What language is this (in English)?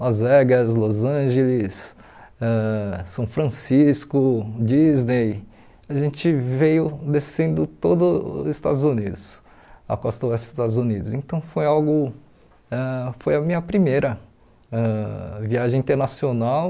Portuguese